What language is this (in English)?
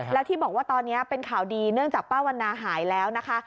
Thai